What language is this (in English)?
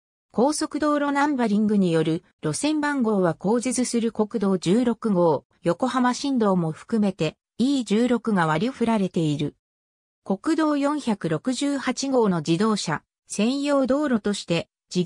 Japanese